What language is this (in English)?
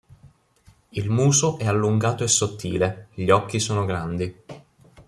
Italian